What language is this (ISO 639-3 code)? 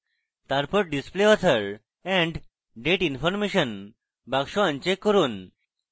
ben